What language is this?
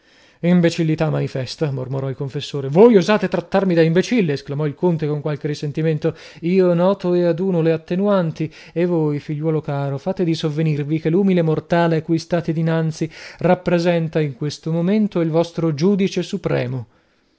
Italian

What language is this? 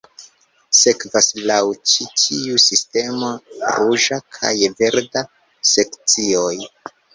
Esperanto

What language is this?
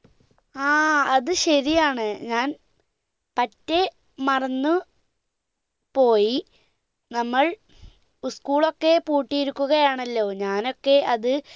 Malayalam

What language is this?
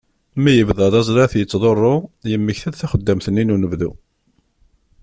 Kabyle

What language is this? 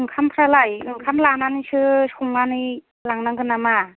Bodo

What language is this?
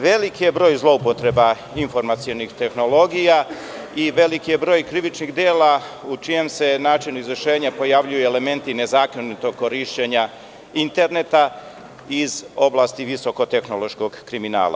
Serbian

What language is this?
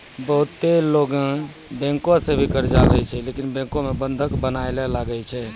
Maithili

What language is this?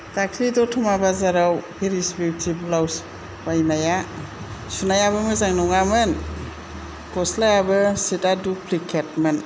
Bodo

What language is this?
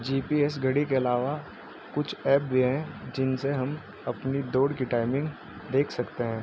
Urdu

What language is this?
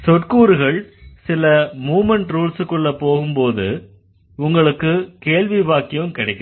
Tamil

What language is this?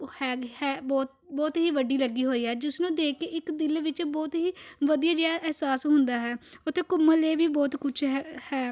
Punjabi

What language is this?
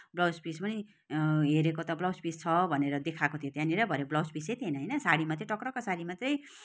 Nepali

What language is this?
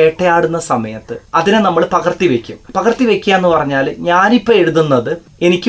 Malayalam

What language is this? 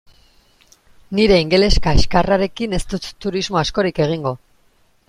Basque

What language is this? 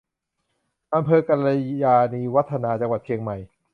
Thai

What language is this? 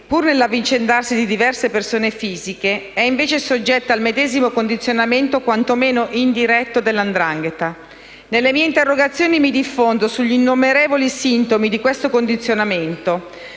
Italian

